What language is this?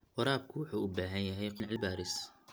Somali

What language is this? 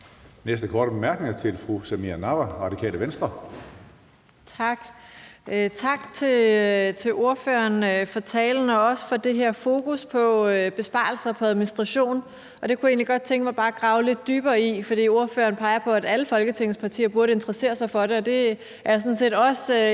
Danish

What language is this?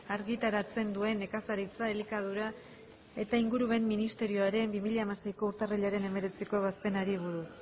Basque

